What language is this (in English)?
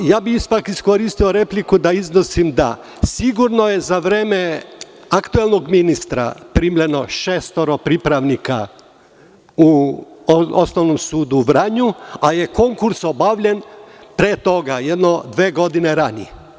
Serbian